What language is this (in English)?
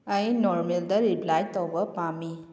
Manipuri